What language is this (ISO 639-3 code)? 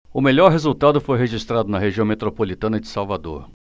por